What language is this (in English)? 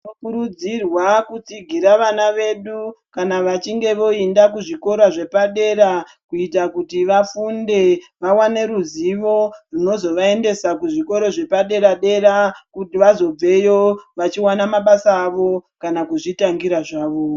Ndau